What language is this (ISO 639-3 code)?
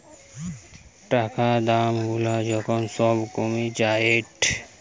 ben